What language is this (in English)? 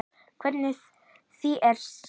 Icelandic